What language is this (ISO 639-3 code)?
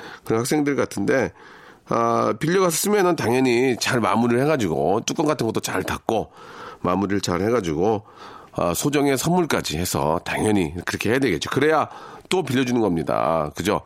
kor